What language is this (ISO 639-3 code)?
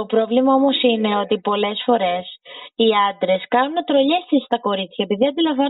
ell